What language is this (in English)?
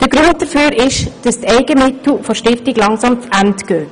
Swiss German